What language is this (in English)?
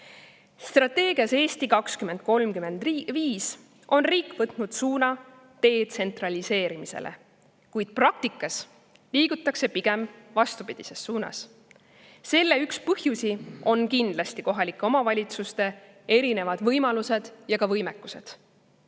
Estonian